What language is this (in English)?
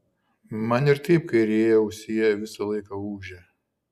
Lithuanian